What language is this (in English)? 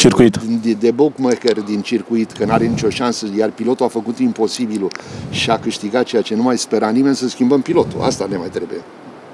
Romanian